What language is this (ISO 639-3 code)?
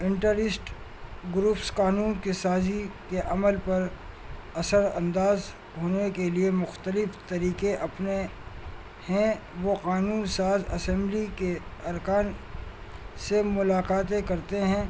urd